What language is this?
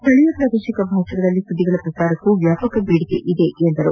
Kannada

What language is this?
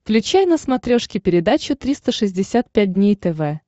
Russian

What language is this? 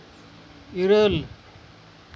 Santali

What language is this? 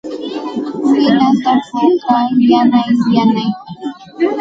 Santa Ana de Tusi Pasco Quechua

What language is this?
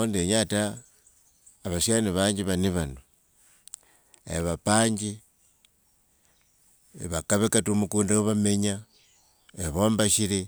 Wanga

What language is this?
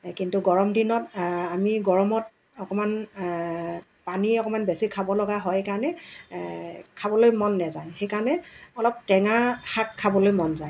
Assamese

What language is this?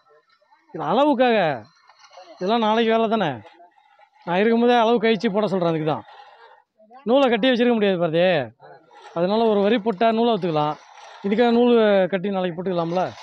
Tamil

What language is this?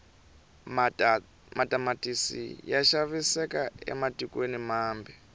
Tsonga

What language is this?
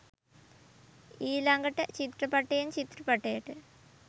Sinhala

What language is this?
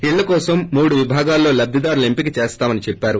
Telugu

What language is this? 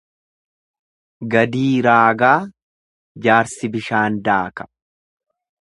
Oromo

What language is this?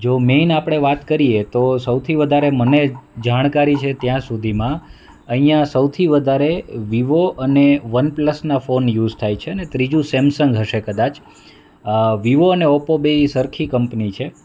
Gujarati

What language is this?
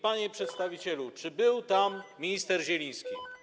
Polish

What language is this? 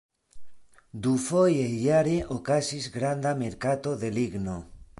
Esperanto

